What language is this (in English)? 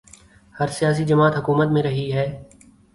Urdu